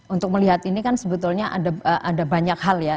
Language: Indonesian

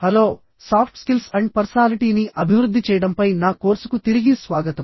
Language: Telugu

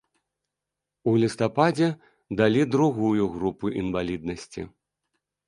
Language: Belarusian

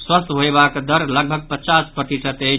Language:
Maithili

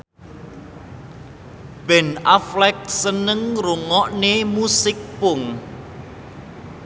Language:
Javanese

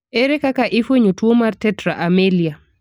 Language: Luo (Kenya and Tanzania)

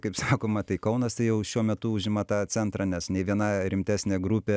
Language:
Lithuanian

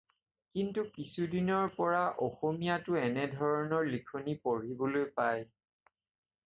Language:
Assamese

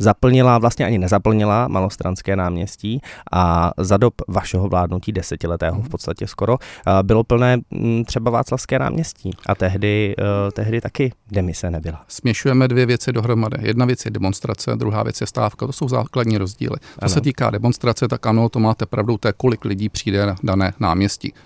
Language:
Czech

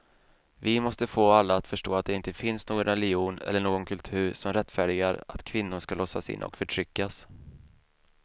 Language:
Swedish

